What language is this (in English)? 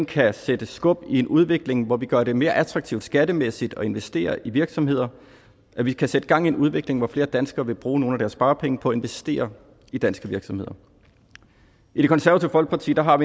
Danish